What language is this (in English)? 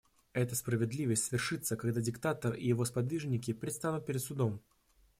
Russian